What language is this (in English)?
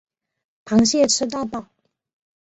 Chinese